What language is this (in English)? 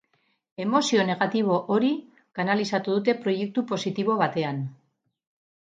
Basque